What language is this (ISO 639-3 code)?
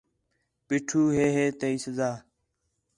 xhe